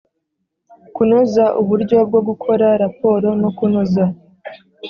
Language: Kinyarwanda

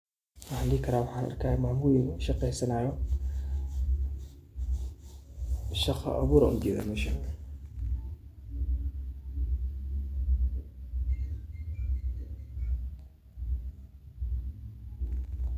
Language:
Somali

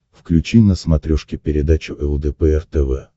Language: Russian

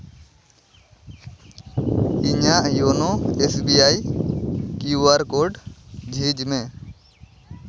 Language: Santali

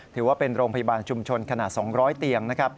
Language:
Thai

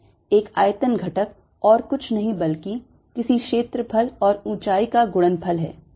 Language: Hindi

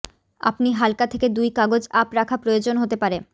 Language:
Bangla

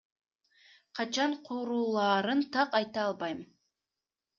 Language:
Kyrgyz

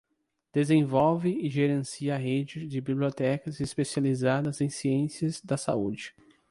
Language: Portuguese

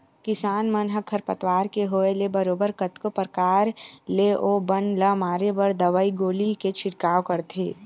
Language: Chhattisgarhi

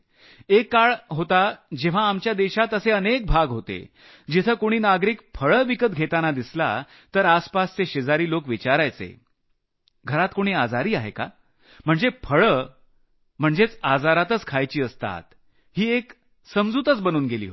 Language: Marathi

